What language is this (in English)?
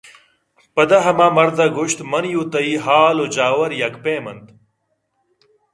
Eastern Balochi